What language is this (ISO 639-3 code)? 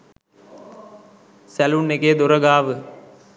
sin